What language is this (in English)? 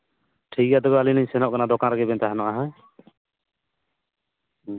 Santali